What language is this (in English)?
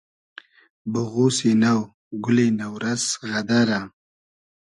Hazaragi